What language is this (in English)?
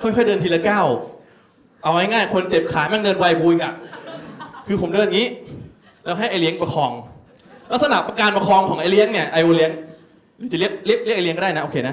Thai